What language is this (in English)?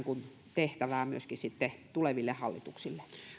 Finnish